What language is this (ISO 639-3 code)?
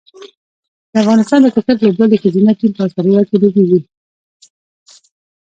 pus